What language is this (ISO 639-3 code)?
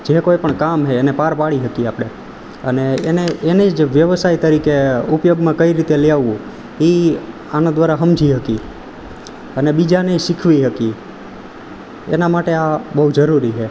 guj